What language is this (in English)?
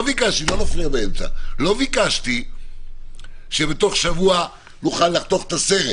Hebrew